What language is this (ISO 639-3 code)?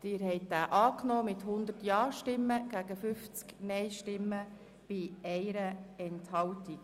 gsw